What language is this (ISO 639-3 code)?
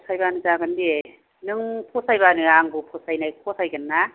brx